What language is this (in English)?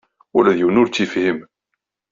Kabyle